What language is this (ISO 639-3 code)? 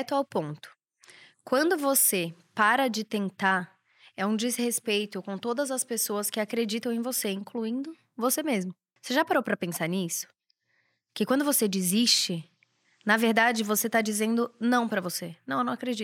por